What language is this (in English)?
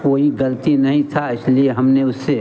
Hindi